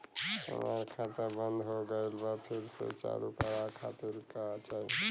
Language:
Bhojpuri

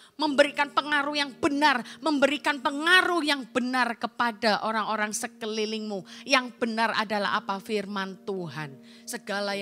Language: Indonesian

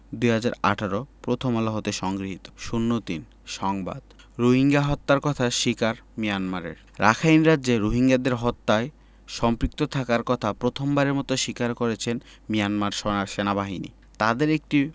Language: Bangla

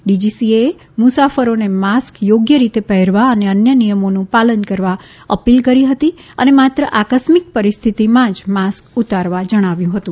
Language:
Gujarati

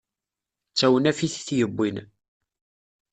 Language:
Kabyle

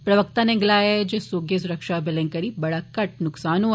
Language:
Dogri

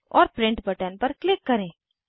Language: Hindi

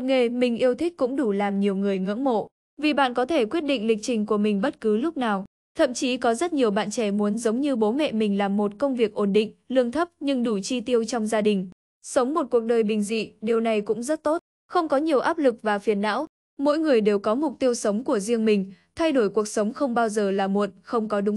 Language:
Vietnamese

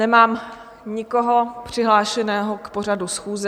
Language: Czech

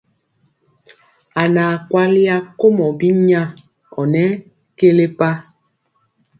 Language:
Mpiemo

